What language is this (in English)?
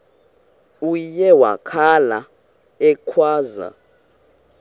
Xhosa